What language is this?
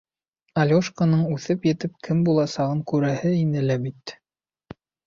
Bashkir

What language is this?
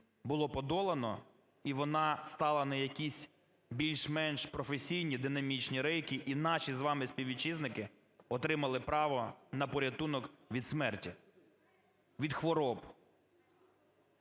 Ukrainian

